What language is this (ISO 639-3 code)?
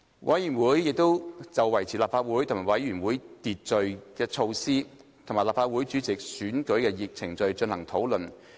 yue